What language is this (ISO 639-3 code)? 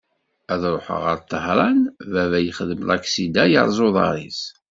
kab